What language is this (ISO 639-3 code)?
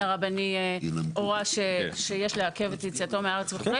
heb